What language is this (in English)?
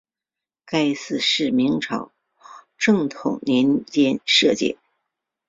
Chinese